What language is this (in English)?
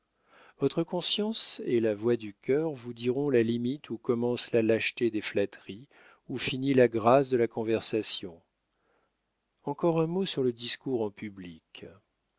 French